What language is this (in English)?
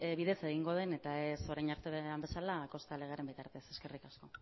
Basque